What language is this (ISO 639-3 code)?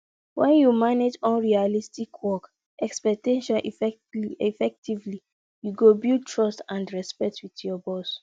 pcm